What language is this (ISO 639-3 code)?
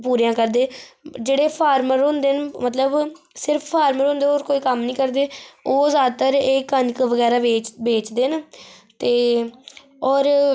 doi